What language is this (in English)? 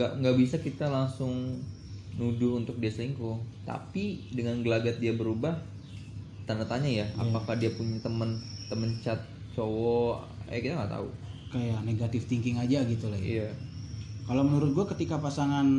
Indonesian